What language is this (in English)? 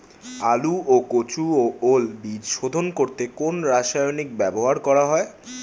Bangla